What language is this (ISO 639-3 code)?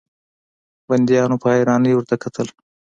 pus